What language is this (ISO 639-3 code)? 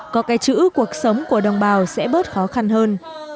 vie